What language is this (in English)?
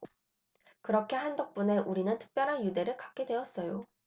Korean